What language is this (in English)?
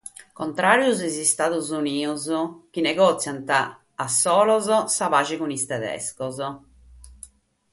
Sardinian